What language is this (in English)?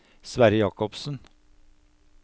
Norwegian